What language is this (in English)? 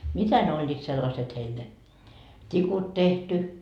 Finnish